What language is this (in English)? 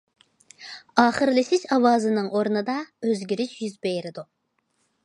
Uyghur